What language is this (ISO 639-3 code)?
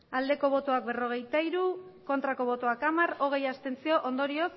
eus